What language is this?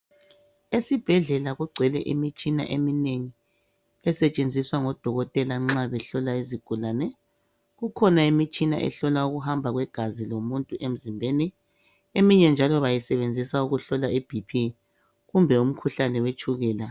North Ndebele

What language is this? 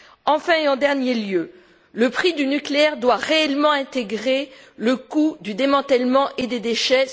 French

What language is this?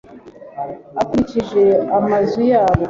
Kinyarwanda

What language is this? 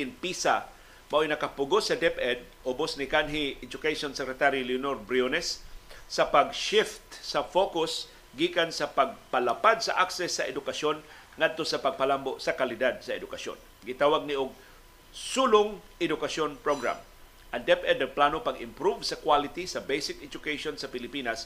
Filipino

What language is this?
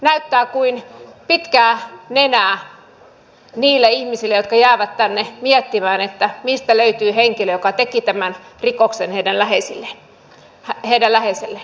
Finnish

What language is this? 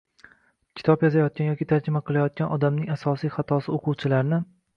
Uzbek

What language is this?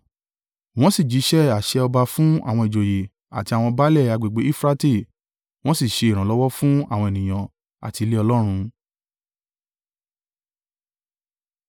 Yoruba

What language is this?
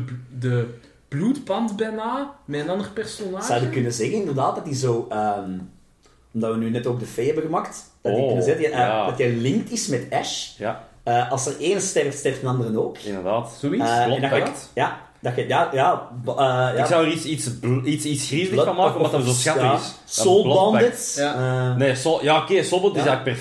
Dutch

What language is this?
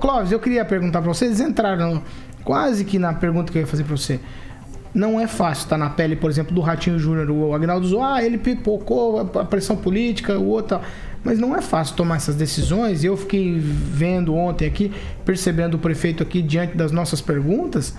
Portuguese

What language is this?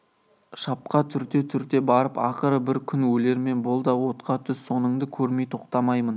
Kazakh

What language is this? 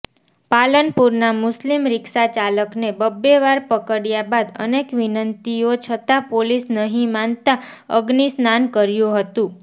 Gujarati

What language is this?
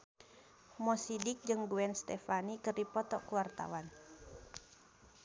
Sundanese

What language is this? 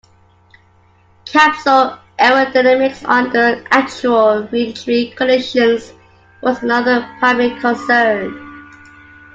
English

